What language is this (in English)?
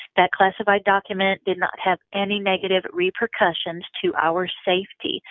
English